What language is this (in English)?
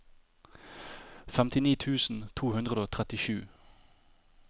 Norwegian